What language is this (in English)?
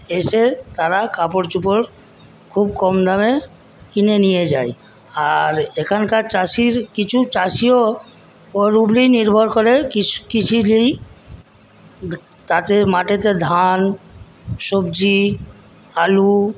Bangla